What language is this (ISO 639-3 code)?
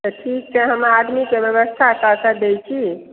mai